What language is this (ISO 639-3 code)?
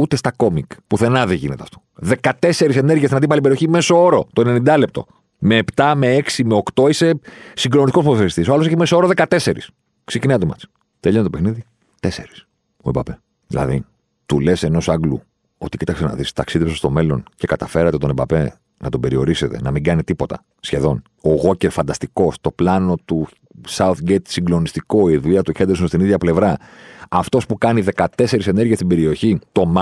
ell